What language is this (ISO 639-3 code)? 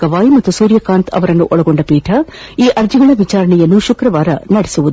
kan